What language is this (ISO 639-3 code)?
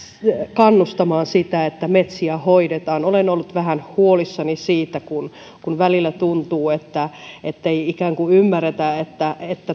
fin